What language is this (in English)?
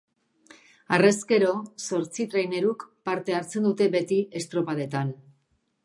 Basque